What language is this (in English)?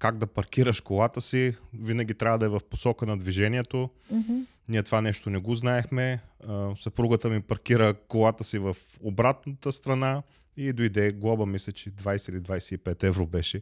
Bulgarian